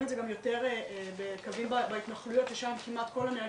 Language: Hebrew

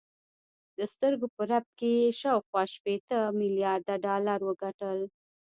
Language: Pashto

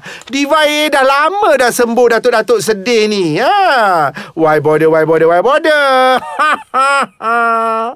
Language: Malay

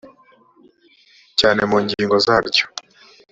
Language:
Kinyarwanda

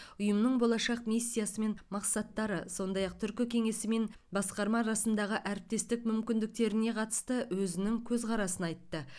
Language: Kazakh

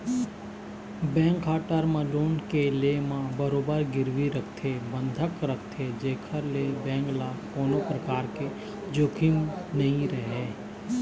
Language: Chhattisgarhi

